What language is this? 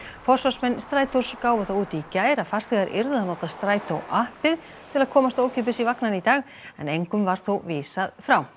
Icelandic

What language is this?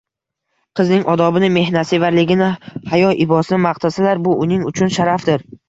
Uzbek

